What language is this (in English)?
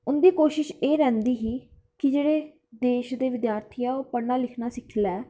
Dogri